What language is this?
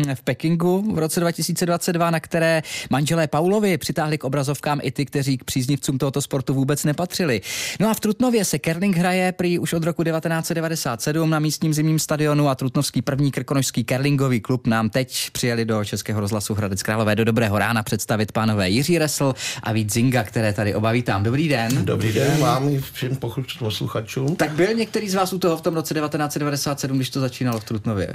Czech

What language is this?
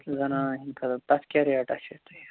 Kashmiri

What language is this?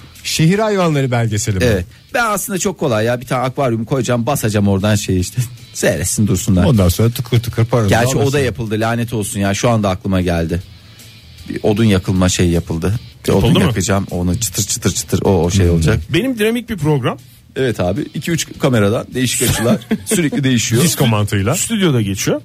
Turkish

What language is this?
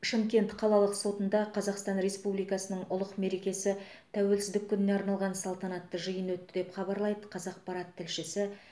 Kazakh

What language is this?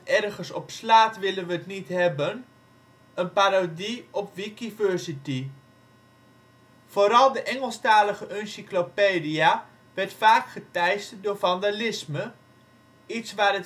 Dutch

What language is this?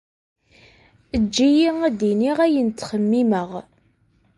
Kabyle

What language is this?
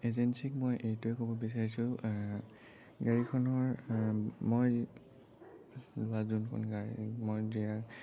Assamese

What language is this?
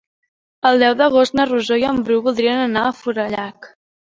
Catalan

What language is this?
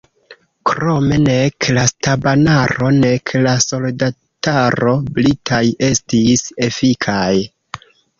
Esperanto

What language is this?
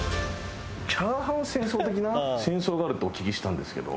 Japanese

